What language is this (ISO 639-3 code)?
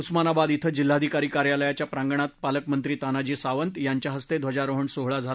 mar